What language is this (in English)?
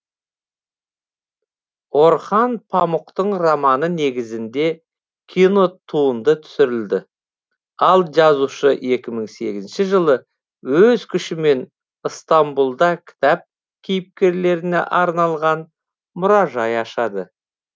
Kazakh